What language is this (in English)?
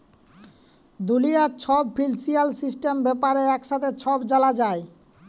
Bangla